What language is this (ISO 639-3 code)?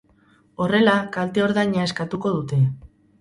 eus